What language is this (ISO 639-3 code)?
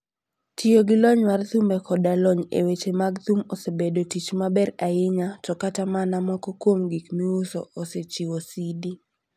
luo